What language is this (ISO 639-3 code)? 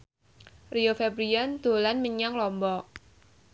jav